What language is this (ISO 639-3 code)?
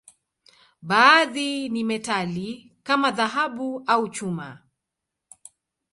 swa